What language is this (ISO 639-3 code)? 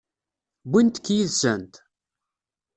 kab